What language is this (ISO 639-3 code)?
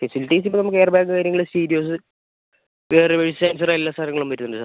mal